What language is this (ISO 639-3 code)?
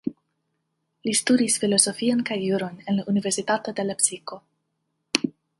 epo